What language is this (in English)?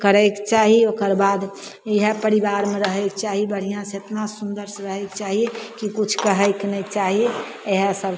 Maithili